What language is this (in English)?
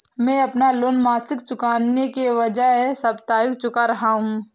Hindi